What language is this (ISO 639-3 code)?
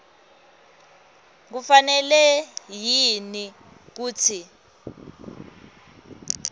ssw